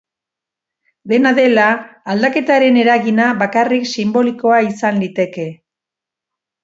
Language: Basque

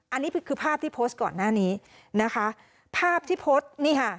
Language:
Thai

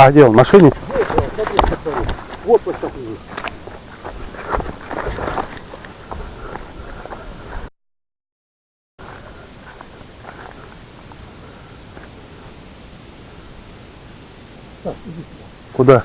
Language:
Russian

